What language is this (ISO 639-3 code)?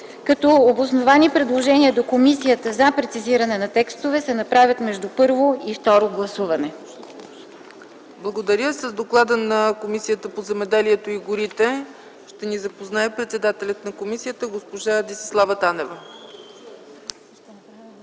bul